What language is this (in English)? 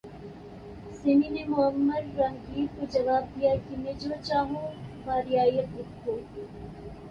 Urdu